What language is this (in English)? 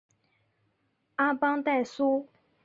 Chinese